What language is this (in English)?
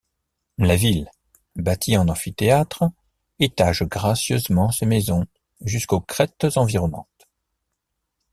French